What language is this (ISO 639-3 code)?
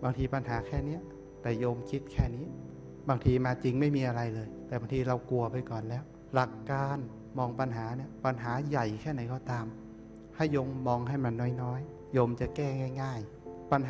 tha